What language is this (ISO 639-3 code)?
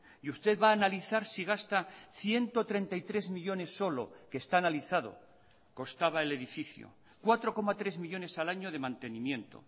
spa